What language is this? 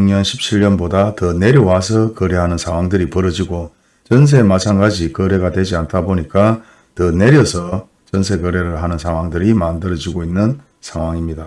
Korean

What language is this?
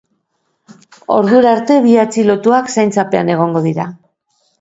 Basque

